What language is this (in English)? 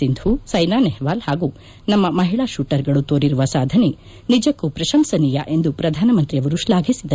Kannada